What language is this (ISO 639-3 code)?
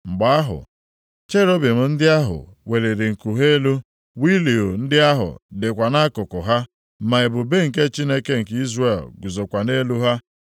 ibo